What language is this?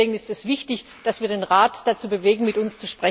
German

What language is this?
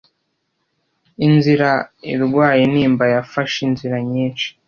Kinyarwanda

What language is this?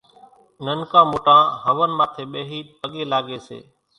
Kachi Koli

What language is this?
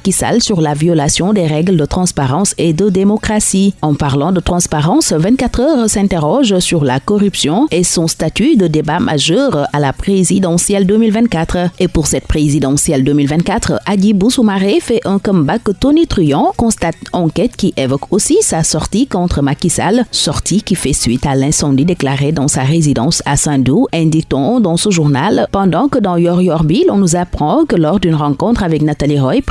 French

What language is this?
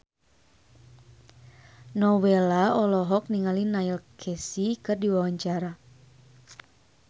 Sundanese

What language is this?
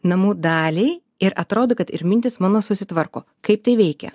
Lithuanian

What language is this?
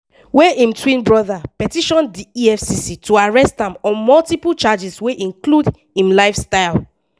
Nigerian Pidgin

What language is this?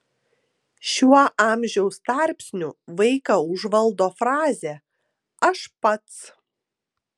Lithuanian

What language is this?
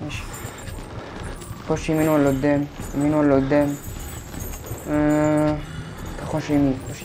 Arabic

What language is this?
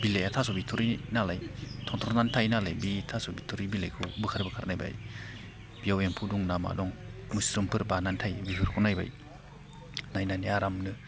Bodo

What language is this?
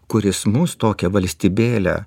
Lithuanian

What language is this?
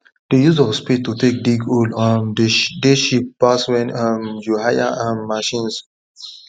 Nigerian Pidgin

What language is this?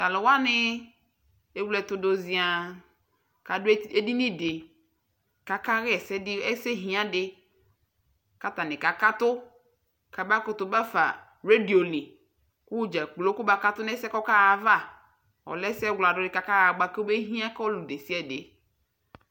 Ikposo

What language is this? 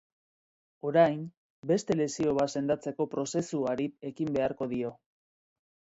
Basque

